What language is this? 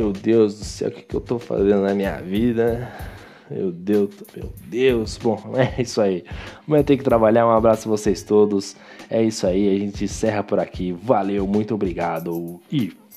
Portuguese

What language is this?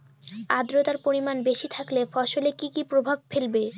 Bangla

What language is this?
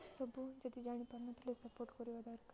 Odia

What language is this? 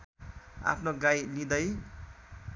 Nepali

